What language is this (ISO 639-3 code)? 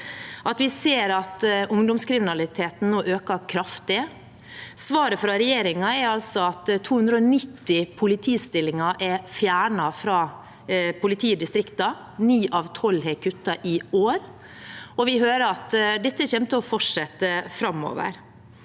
nor